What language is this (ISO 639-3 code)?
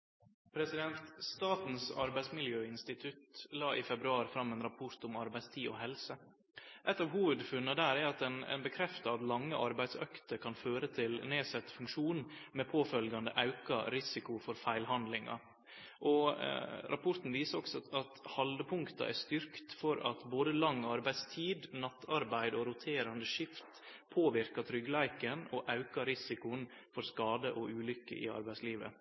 nor